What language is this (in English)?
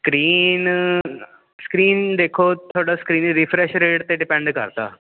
Punjabi